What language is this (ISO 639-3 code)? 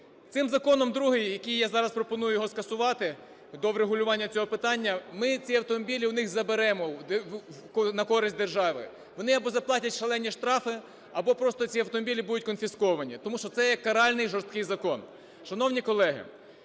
ukr